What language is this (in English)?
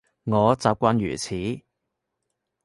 Cantonese